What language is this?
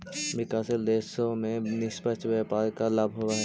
Magahi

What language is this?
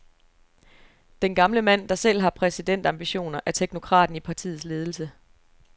Danish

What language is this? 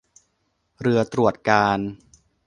Thai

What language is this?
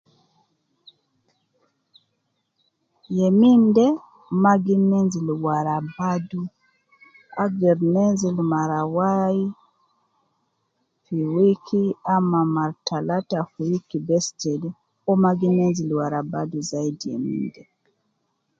Nubi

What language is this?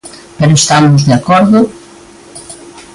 Galician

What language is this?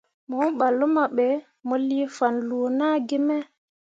Mundang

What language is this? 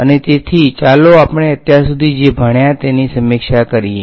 Gujarati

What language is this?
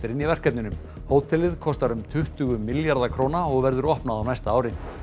Icelandic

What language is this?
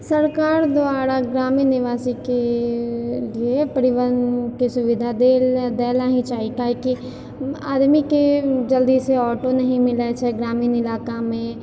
Maithili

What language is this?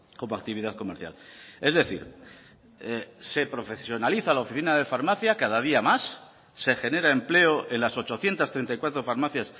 Spanish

